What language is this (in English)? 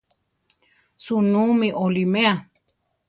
Central Tarahumara